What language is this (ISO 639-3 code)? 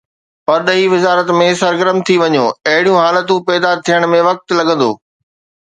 snd